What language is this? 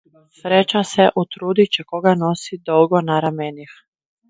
Slovenian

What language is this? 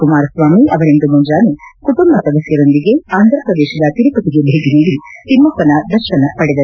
Kannada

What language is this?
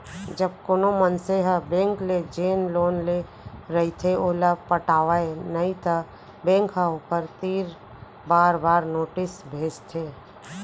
Chhattisgarhi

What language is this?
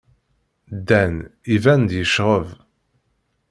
Kabyle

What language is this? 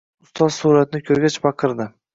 Uzbek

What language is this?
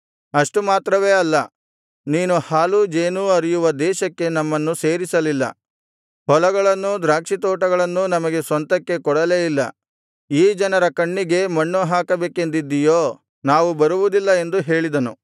Kannada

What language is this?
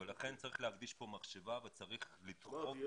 Hebrew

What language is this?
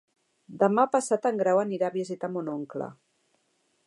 Catalan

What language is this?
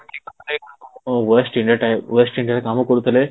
Odia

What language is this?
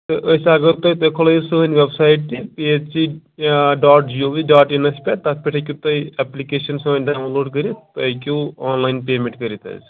Kashmiri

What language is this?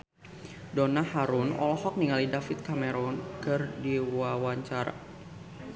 Sundanese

